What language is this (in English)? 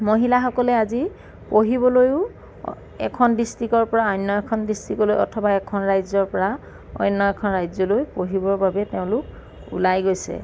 Assamese